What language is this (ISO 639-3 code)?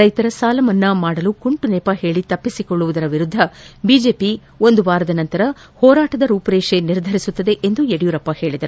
kan